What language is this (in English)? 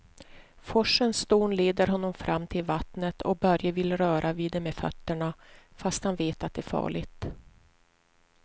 Swedish